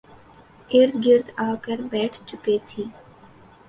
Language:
Urdu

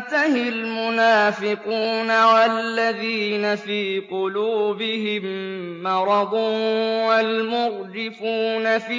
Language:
Arabic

